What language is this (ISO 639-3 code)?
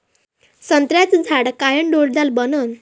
mar